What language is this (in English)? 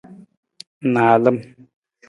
Nawdm